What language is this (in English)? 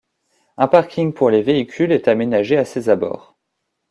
French